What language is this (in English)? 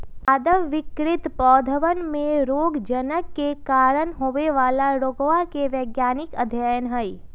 Magahi